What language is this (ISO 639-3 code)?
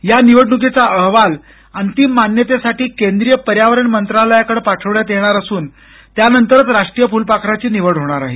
mar